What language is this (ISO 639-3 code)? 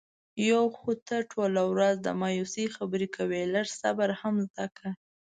pus